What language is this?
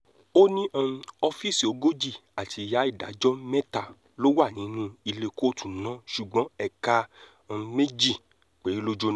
Yoruba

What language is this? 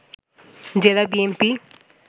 Bangla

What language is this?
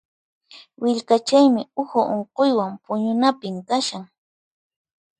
Puno Quechua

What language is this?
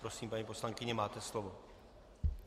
Czech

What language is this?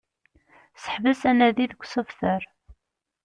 Kabyle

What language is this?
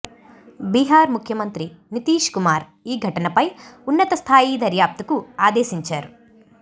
Telugu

